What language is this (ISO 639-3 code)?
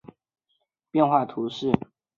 zho